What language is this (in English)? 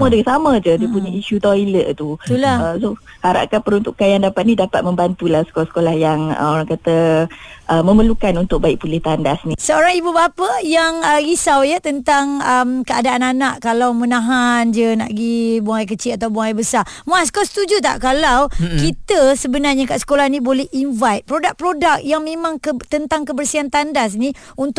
Malay